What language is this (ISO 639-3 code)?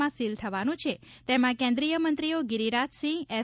guj